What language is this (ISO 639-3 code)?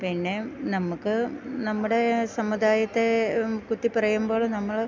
mal